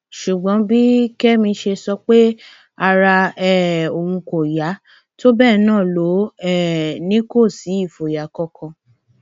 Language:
Yoruba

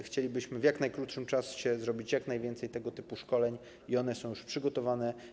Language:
Polish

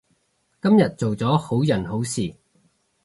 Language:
Cantonese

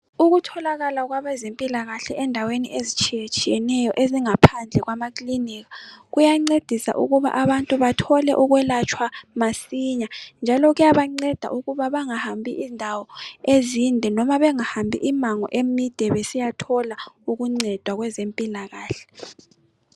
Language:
North Ndebele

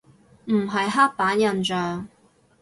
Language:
Cantonese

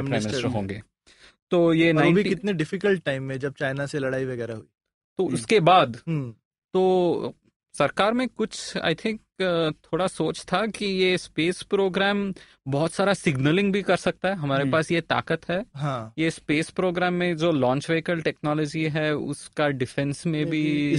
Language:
Hindi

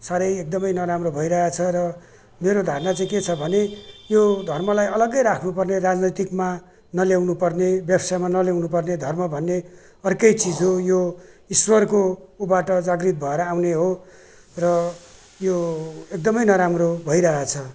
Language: Nepali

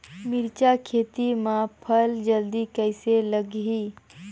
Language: Chhattisgarhi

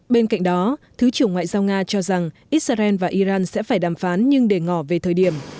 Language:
Vietnamese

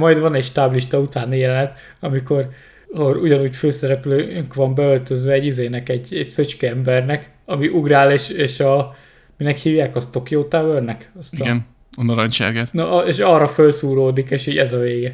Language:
Hungarian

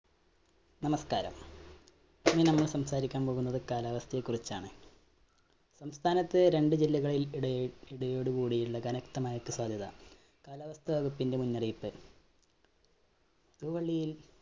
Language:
Malayalam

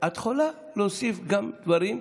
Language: Hebrew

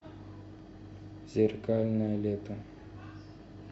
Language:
Russian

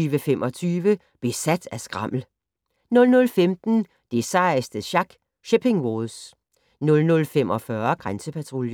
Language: Danish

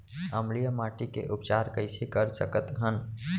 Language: Chhattisgarhi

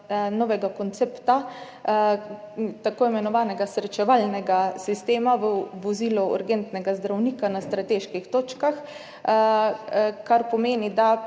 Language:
Slovenian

